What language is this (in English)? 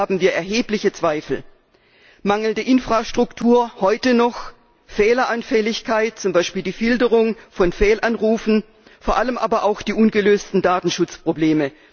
German